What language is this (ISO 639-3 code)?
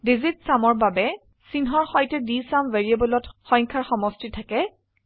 asm